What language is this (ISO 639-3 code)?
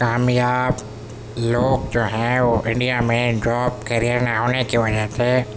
urd